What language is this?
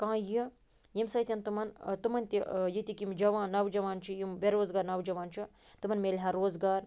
Kashmiri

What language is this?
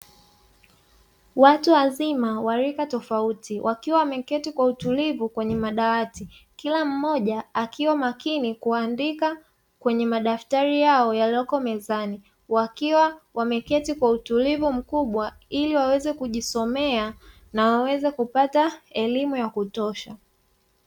Swahili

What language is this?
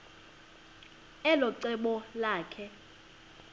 Xhosa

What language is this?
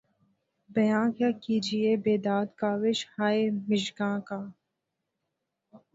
Urdu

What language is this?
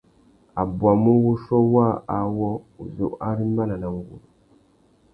Tuki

